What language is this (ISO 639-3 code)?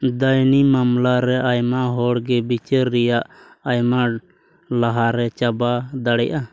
sat